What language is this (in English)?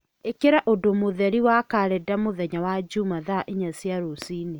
Kikuyu